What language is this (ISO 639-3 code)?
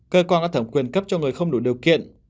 vie